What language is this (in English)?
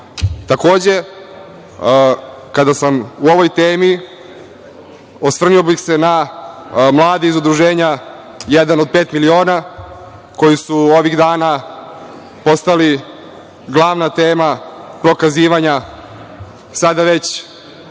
Serbian